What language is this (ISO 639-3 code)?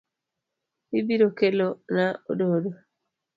luo